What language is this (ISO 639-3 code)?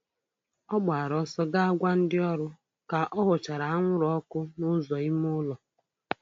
ibo